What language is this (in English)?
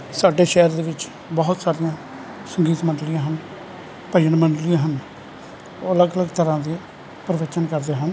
Punjabi